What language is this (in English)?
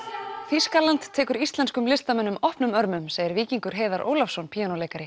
Icelandic